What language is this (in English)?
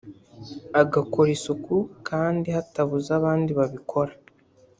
Kinyarwanda